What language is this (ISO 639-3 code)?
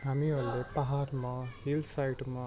nep